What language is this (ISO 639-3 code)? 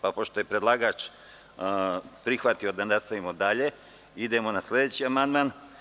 srp